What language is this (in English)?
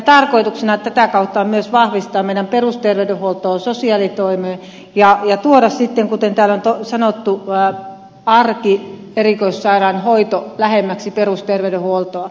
Finnish